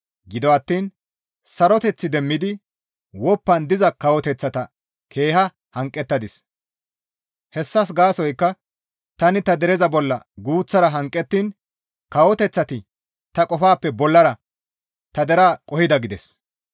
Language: Gamo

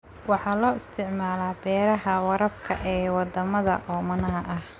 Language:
Somali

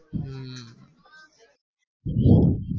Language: Gujarati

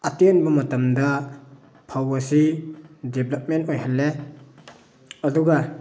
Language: Manipuri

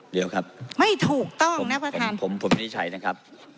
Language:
Thai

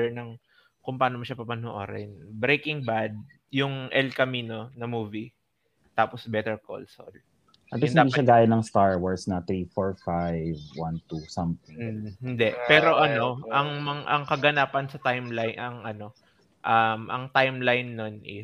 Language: Filipino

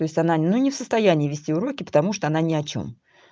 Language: Russian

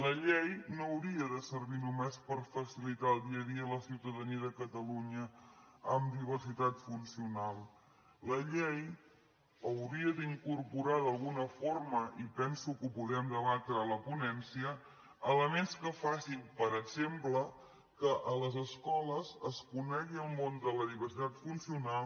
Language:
Catalan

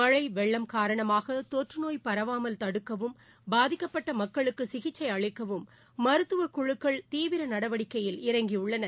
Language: Tamil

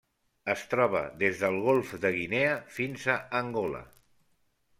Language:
Catalan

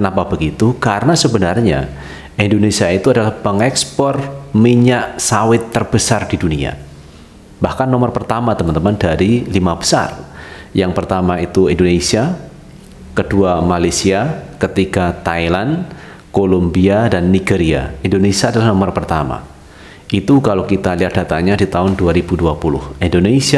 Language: Indonesian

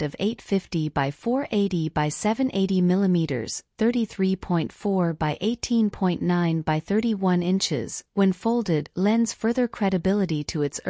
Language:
English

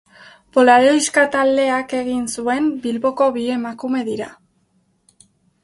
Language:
Basque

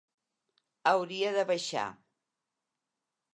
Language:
Catalan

